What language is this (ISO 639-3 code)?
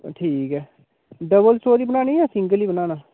doi